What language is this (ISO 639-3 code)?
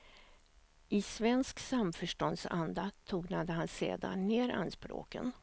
swe